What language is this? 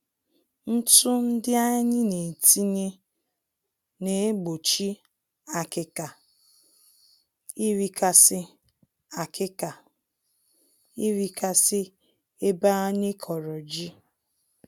Igbo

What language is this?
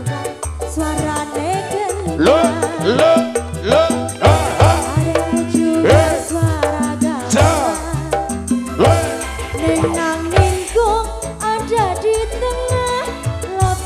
Indonesian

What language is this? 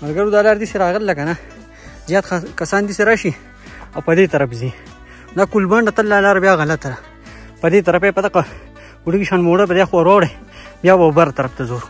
Arabic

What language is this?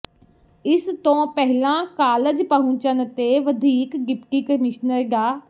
Punjabi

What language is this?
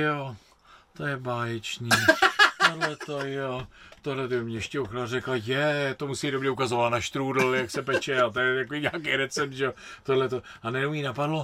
Czech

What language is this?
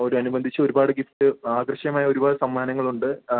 Malayalam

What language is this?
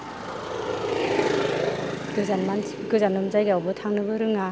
Bodo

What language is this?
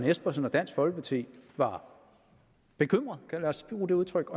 Danish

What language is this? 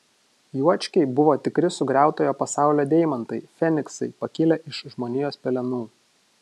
Lithuanian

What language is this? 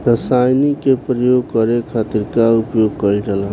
Bhojpuri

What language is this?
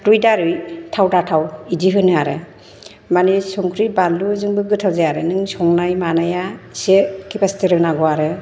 Bodo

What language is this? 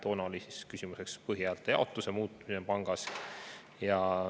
Estonian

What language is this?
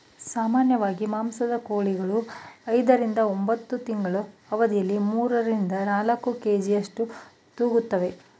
Kannada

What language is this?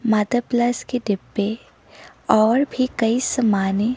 Hindi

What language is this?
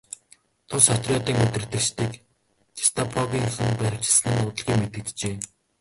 Mongolian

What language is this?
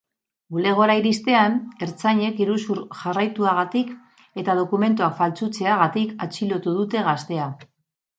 Basque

